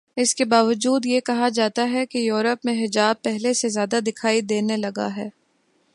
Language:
Urdu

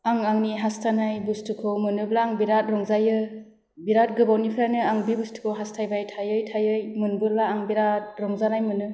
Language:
Bodo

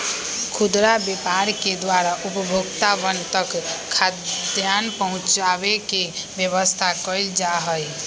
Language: Magahi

